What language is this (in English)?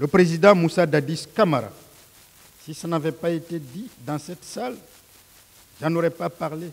French